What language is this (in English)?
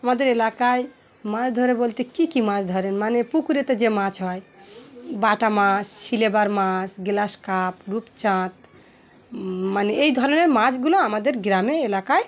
Bangla